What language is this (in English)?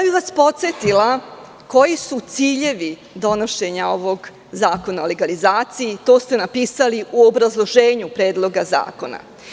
Serbian